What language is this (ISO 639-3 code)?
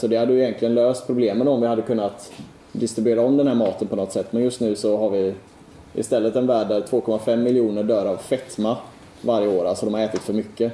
swe